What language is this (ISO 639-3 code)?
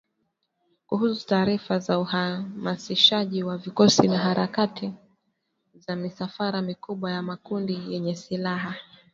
swa